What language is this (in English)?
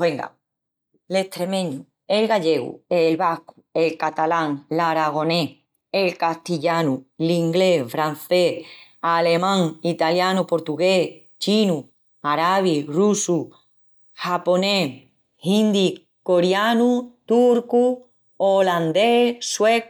Extremaduran